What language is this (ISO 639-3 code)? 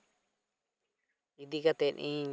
sat